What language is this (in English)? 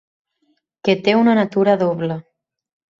Catalan